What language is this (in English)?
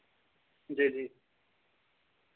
Dogri